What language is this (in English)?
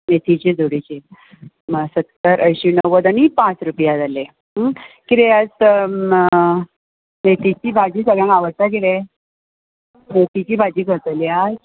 Konkani